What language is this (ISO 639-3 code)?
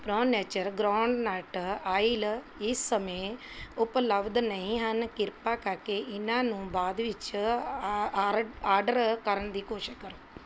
pan